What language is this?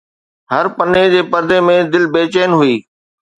Sindhi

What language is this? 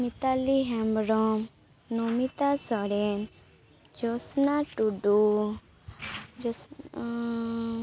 Santali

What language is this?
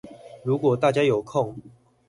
Chinese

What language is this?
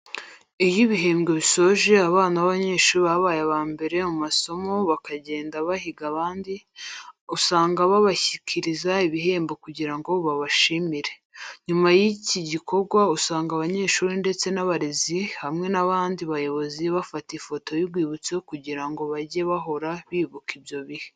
Kinyarwanda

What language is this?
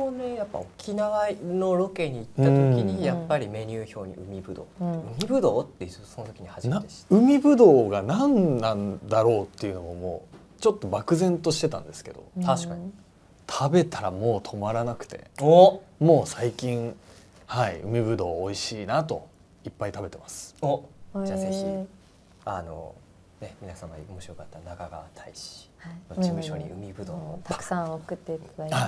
Japanese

